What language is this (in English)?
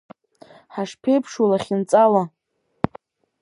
Abkhazian